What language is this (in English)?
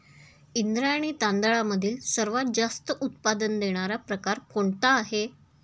Marathi